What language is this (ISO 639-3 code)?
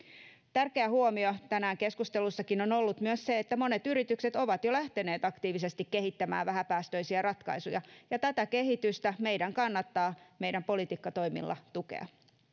fin